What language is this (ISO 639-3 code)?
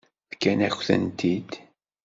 kab